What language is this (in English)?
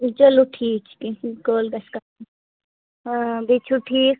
Kashmiri